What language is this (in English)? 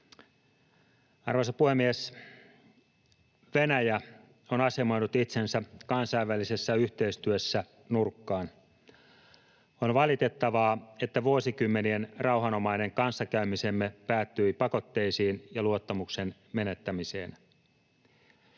Finnish